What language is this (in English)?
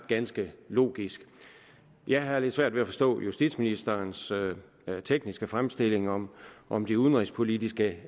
Danish